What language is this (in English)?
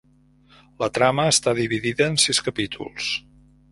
Catalan